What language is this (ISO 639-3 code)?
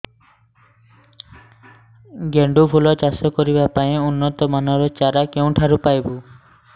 ori